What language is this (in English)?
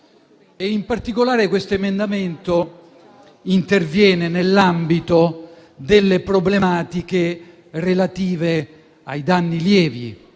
Italian